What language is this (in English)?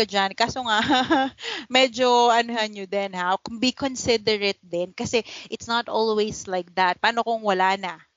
Filipino